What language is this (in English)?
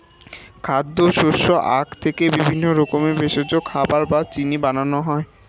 Bangla